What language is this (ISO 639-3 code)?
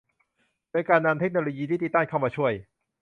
tha